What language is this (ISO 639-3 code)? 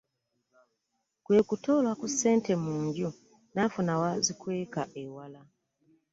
lug